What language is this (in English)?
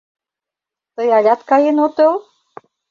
Mari